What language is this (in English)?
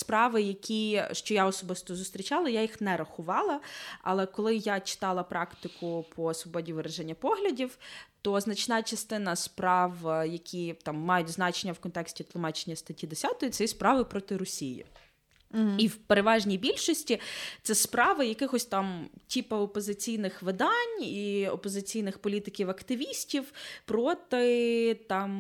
Ukrainian